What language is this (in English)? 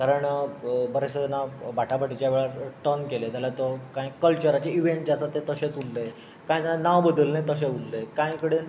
Konkani